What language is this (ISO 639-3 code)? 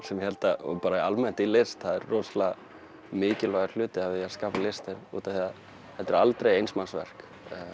isl